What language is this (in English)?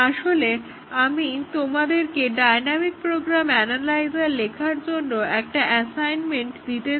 Bangla